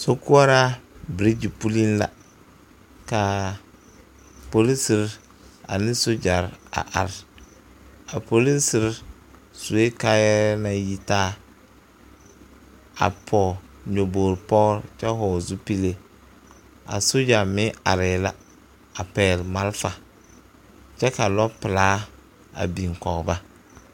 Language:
Southern Dagaare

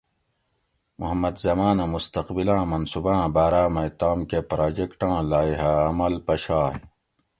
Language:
Gawri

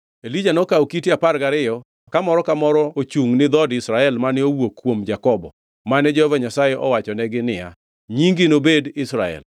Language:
Luo (Kenya and Tanzania)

